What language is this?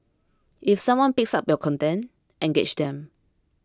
English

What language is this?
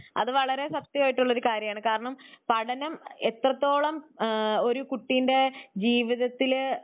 Malayalam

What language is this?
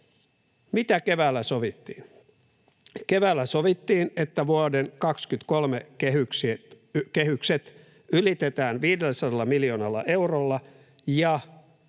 Finnish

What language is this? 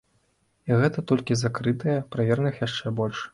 Belarusian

